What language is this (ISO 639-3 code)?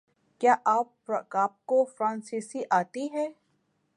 urd